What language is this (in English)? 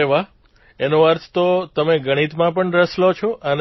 Gujarati